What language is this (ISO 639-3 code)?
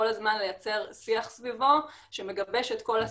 heb